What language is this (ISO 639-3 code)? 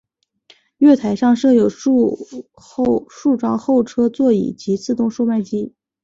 zho